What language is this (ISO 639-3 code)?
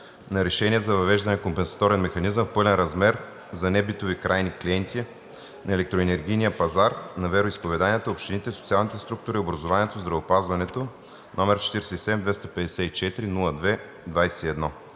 bul